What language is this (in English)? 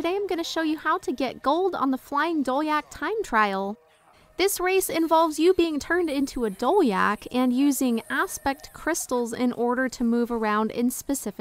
English